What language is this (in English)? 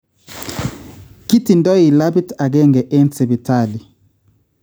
Kalenjin